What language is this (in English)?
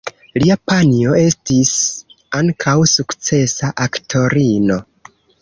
Esperanto